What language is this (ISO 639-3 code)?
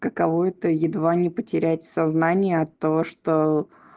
rus